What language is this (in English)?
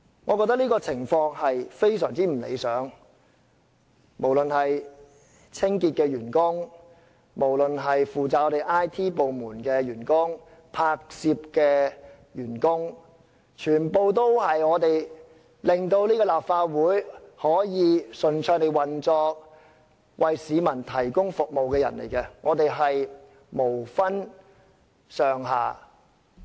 Cantonese